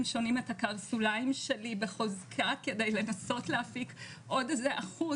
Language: Hebrew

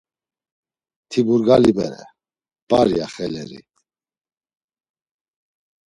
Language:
Laz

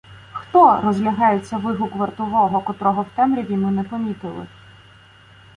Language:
Ukrainian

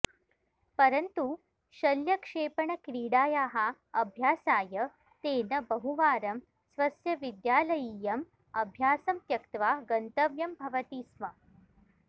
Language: Sanskrit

